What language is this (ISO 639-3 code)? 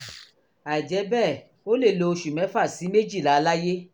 yor